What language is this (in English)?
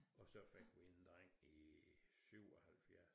Danish